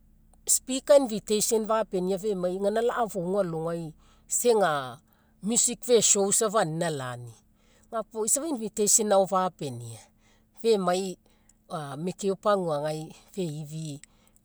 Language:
Mekeo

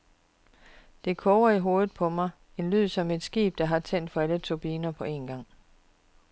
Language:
Danish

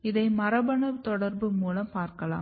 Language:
Tamil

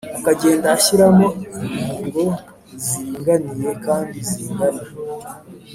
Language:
Kinyarwanda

